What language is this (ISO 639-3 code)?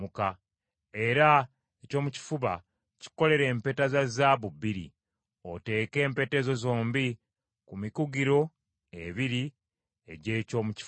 lug